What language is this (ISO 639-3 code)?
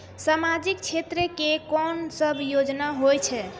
mai